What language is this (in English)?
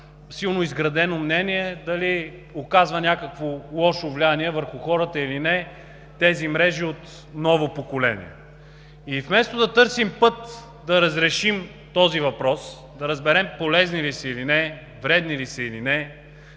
Bulgarian